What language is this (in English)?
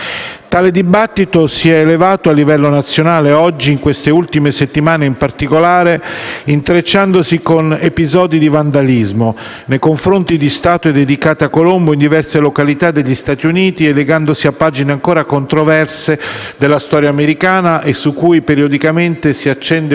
Italian